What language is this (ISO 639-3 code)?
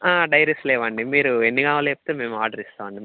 tel